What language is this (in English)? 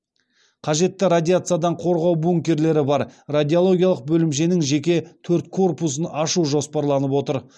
Kazakh